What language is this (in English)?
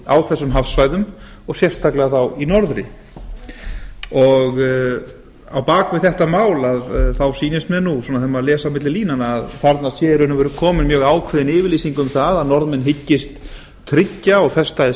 Icelandic